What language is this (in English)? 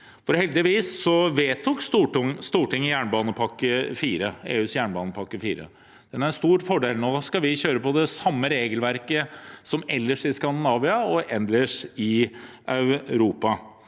Norwegian